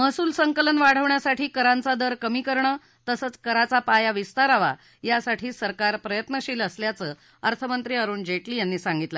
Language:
Marathi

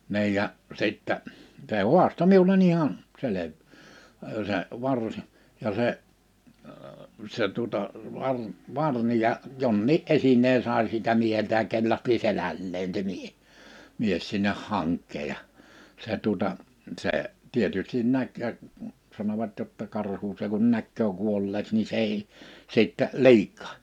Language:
Finnish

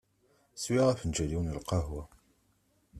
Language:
Kabyle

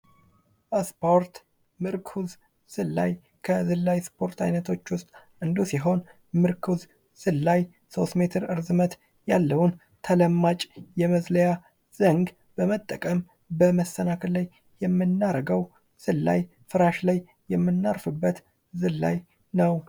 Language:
Amharic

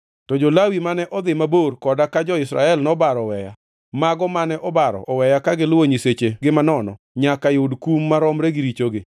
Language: Luo (Kenya and Tanzania)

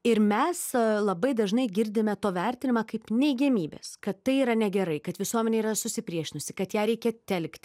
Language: Lithuanian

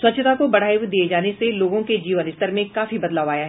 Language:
Hindi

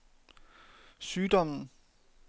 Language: Danish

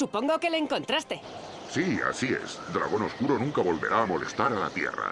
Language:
Spanish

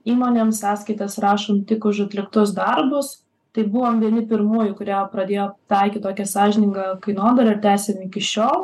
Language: Lithuanian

